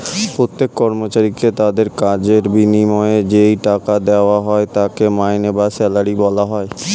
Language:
Bangla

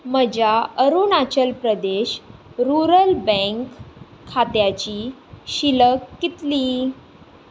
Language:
Konkani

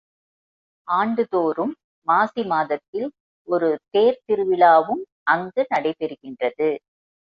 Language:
Tamil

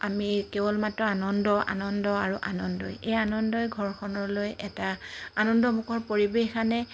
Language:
Assamese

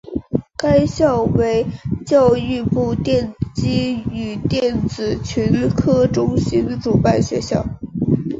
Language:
Chinese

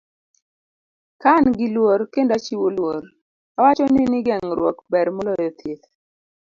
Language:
Luo (Kenya and Tanzania)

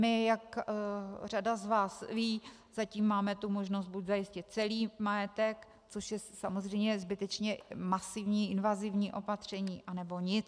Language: Czech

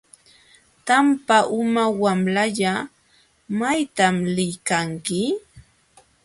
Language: Jauja Wanca Quechua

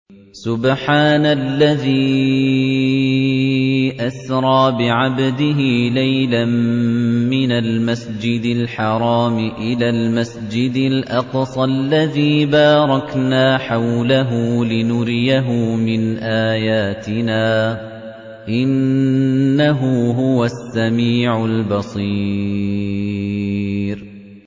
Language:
Arabic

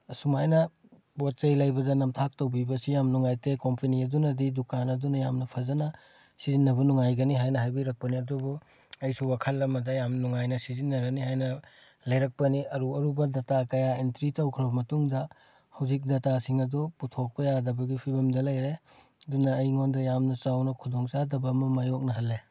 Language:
Manipuri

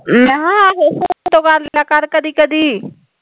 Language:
Punjabi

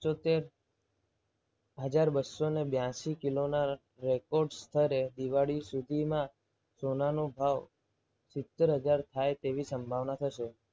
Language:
Gujarati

